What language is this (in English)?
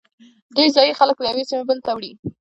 Pashto